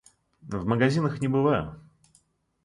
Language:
Russian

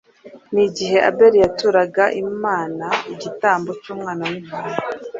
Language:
Kinyarwanda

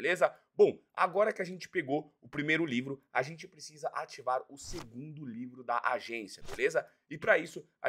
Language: Portuguese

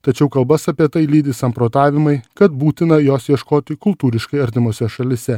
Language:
Lithuanian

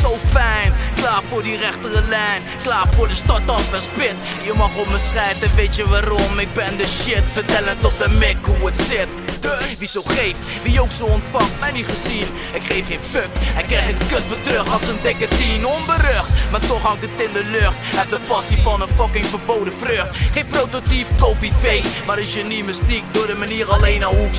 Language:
Dutch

